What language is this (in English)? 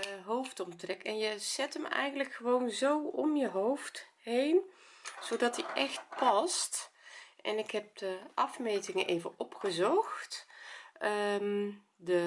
Dutch